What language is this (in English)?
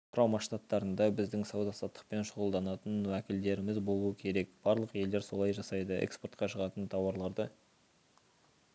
Kazakh